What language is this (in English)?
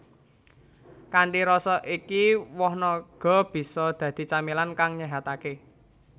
Javanese